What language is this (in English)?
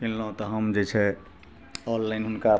Maithili